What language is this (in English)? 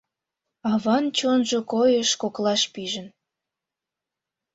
Mari